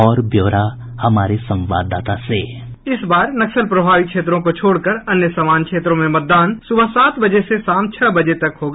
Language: Hindi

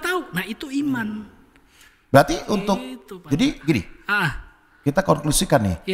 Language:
Indonesian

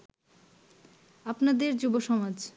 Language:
Bangla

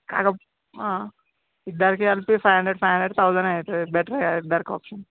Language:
Telugu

